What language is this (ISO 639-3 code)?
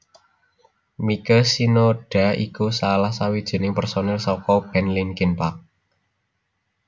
jav